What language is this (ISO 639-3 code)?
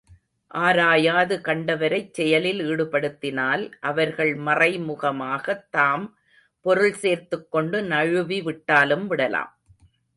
tam